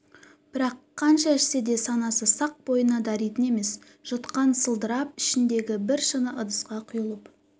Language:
Kazakh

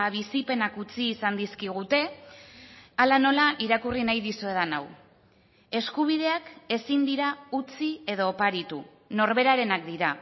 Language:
Basque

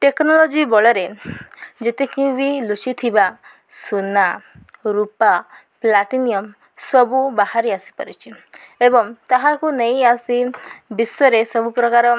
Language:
Odia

